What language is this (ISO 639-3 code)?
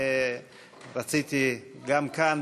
heb